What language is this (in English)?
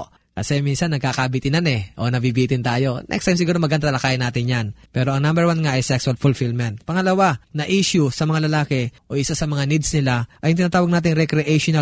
Filipino